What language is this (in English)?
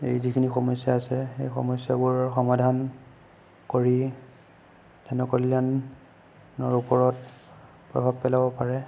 Assamese